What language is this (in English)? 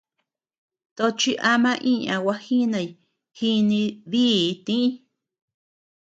Tepeuxila Cuicatec